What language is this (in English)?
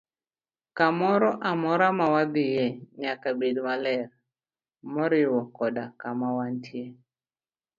Luo (Kenya and Tanzania)